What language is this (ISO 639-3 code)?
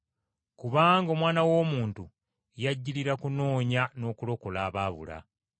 lug